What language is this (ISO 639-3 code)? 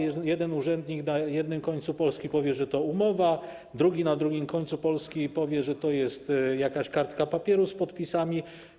pol